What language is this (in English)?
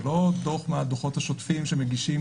Hebrew